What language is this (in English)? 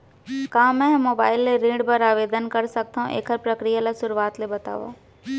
Chhattisgarhi